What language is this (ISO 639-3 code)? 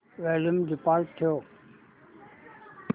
mar